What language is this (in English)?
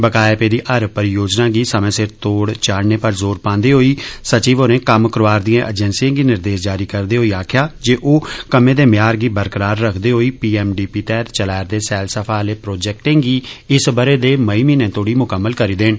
Dogri